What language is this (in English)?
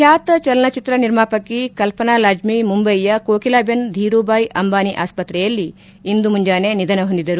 Kannada